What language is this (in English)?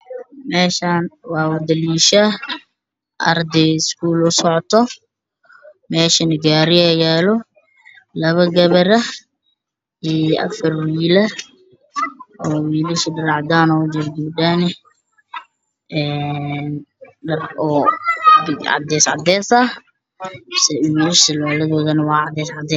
Somali